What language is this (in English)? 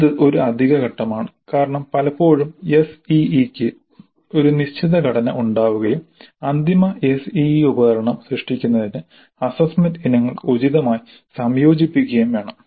Malayalam